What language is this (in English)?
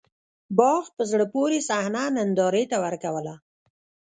Pashto